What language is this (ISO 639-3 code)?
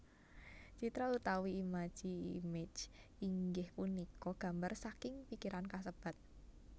jav